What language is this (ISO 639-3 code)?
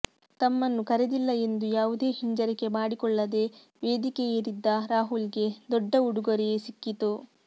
kan